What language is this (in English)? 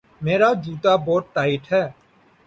Urdu